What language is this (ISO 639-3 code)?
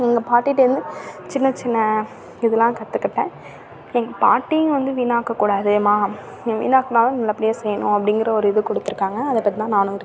tam